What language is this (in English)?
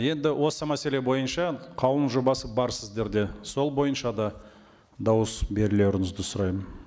Kazakh